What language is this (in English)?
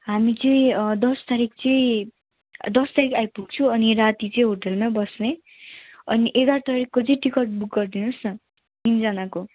Nepali